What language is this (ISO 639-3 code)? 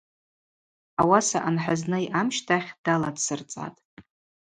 abq